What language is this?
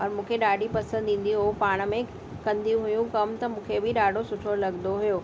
Sindhi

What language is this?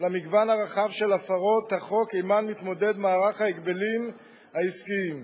Hebrew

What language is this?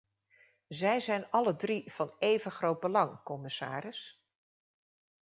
Dutch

